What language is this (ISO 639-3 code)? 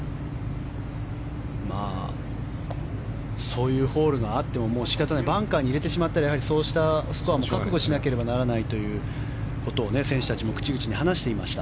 jpn